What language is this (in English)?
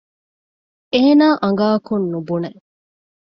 Divehi